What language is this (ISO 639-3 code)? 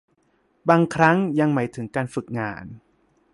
tha